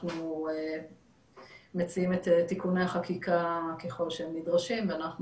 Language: Hebrew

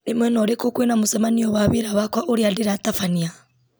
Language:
Kikuyu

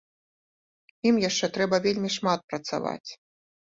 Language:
Belarusian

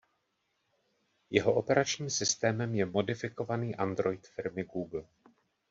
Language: Czech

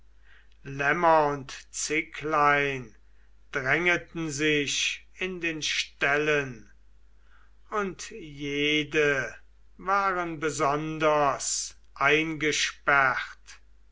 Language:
German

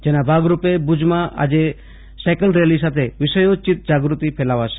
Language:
Gujarati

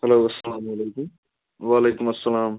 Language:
Kashmiri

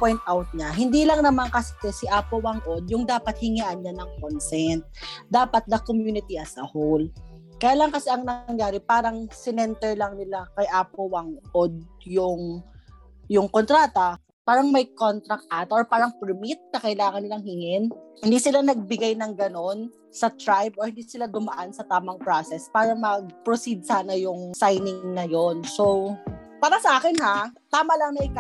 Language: Filipino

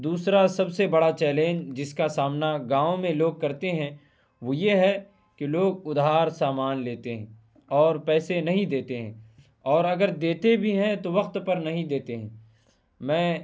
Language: Urdu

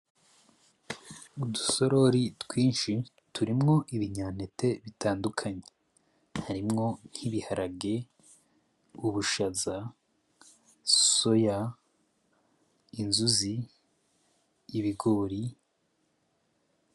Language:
Rundi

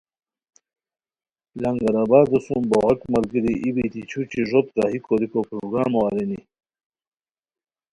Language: Khowar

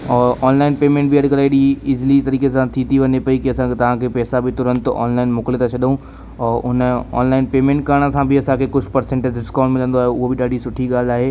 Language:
Sindhi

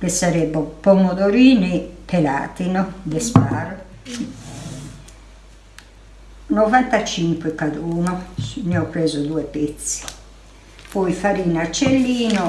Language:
Italian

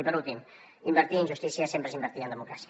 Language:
Catalan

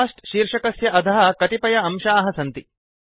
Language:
Sanskrit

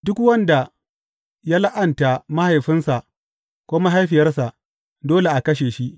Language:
Hausa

